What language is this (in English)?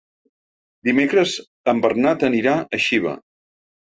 Catalan